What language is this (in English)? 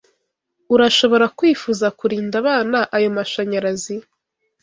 Kinyarwanda